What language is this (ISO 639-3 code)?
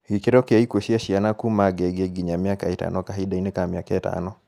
kik